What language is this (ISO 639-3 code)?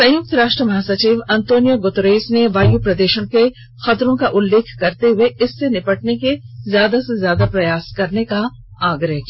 hin